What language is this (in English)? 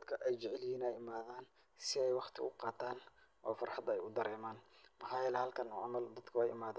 Somali